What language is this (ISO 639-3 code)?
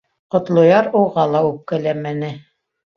bak